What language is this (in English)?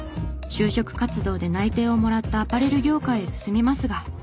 Japanese